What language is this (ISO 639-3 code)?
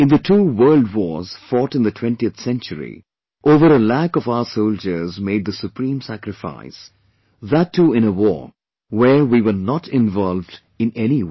eng